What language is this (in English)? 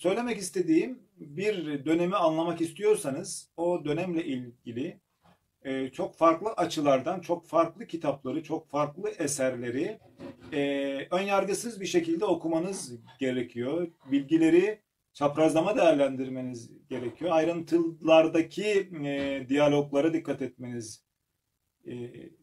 Turkish